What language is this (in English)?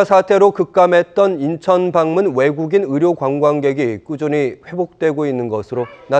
Korean